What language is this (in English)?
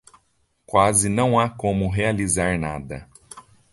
Portuguese